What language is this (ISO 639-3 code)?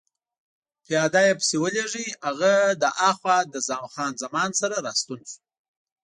pus